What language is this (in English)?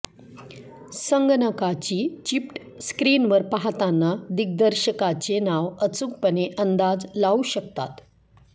Marathi